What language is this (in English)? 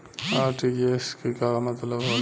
Bhojpuri